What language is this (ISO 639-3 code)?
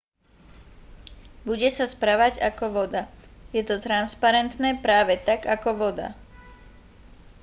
slk